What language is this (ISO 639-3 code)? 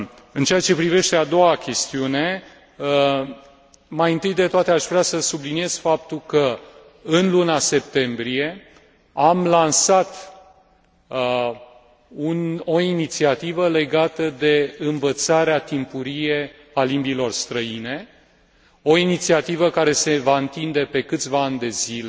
ron